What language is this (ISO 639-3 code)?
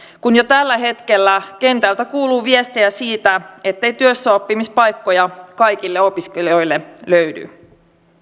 fin